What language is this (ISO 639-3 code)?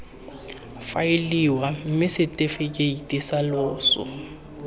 tsn